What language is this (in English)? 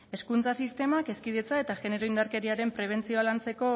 Basque